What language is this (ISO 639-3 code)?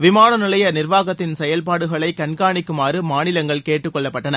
tam